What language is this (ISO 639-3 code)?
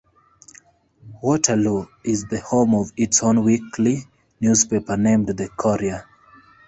eng